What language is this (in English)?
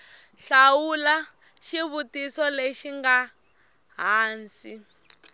Tsonga